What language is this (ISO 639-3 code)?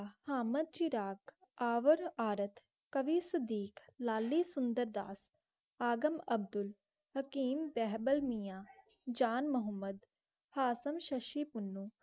pan